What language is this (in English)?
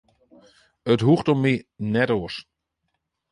Western Frisian